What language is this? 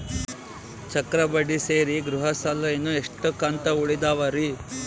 Kannada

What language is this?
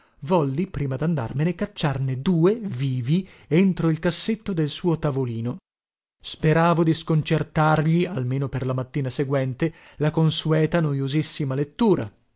Italian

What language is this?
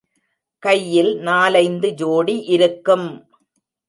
Tamil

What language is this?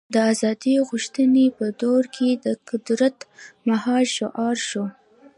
Pashto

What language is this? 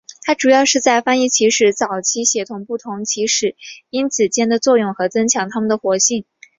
Chinese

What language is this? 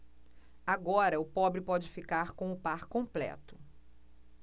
Portuguese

